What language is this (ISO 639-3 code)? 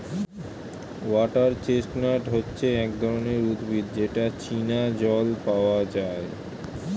ben